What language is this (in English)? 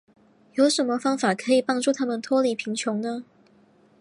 Chinese